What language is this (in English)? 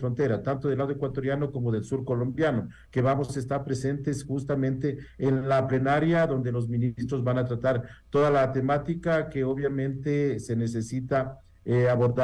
Spanish